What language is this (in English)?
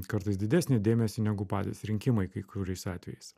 Lithuanian